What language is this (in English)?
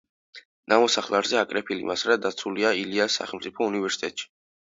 Georgian